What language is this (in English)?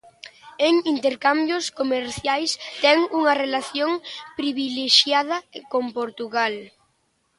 Galician